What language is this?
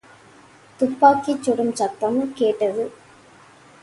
Tamil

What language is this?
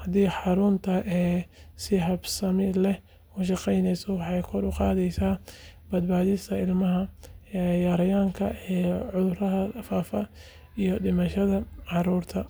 Somali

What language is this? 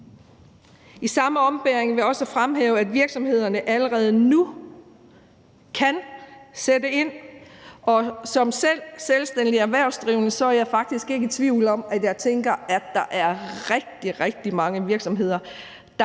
Danish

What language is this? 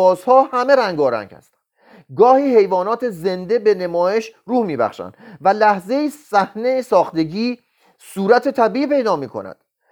Persian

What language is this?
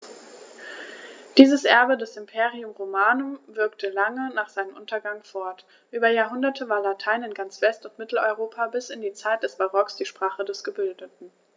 German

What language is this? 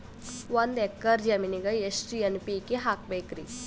Kannada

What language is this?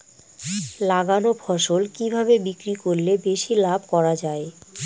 Bangla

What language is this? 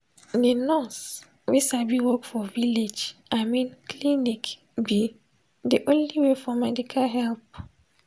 Nigerian Pidgin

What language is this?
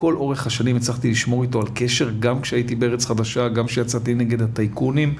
Hebrew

